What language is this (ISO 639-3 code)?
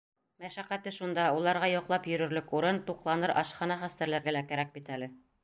bak